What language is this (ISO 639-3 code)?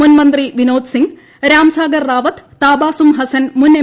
mal